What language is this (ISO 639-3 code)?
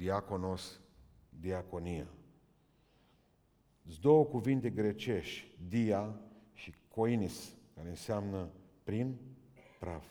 ron